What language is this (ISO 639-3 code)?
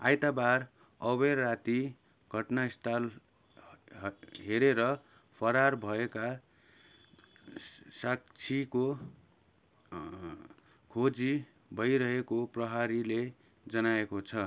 nep